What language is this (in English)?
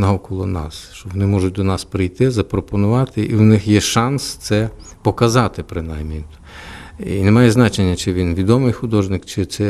Ukrainian